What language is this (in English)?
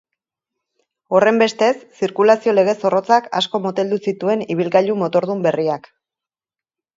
Basque